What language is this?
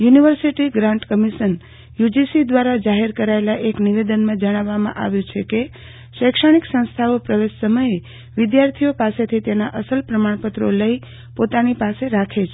Gujarati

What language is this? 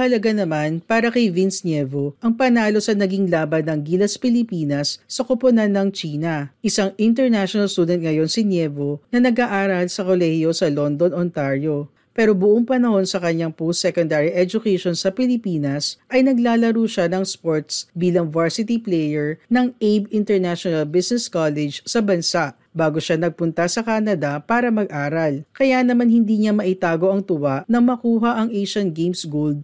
Filipino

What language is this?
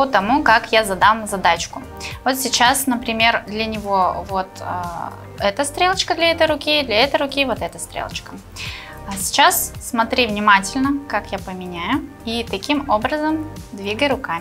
Russian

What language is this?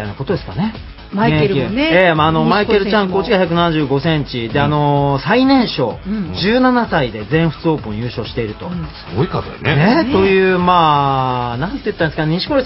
Japanese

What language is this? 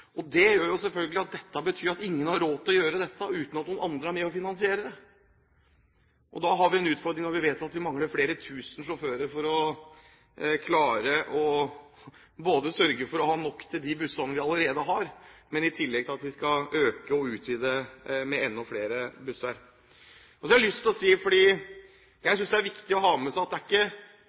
Norwegian Bokmål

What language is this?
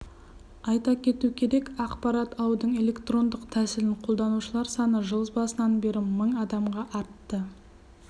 Kazakh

